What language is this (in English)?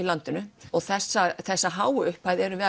Icelandic